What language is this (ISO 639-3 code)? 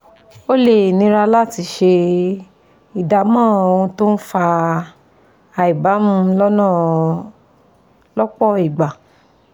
yor